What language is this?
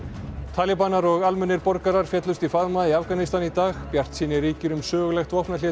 Icelandic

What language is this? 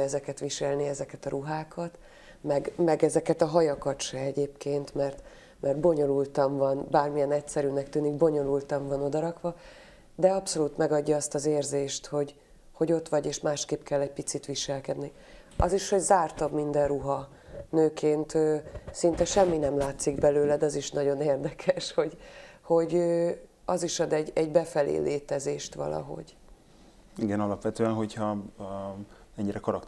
Hungarian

